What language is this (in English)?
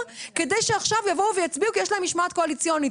Hebrew